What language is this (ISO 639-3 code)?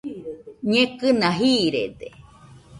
hux